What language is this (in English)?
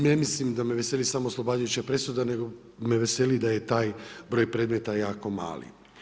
Croatian